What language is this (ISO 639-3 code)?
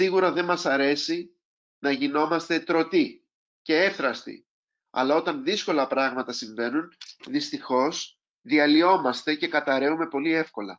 ell